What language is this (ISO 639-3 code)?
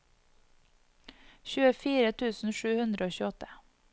nor